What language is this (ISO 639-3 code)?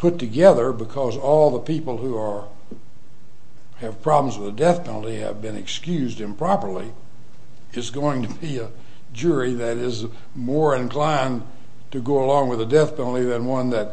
eng